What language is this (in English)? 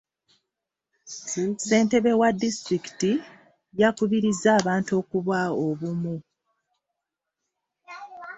Ganda